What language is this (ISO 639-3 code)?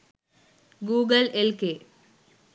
sin